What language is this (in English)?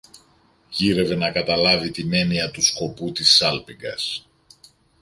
Greek